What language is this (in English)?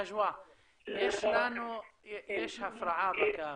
Hebrew